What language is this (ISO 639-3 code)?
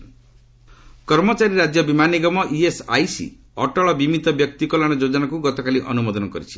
ori